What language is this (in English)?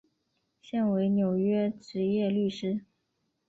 Chinese